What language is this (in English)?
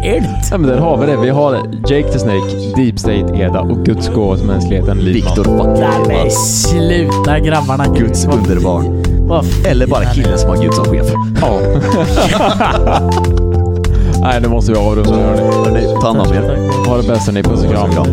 Swedish